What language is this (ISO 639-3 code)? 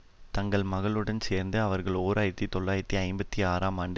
tam